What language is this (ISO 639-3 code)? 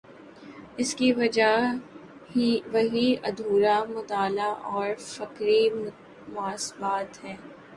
urd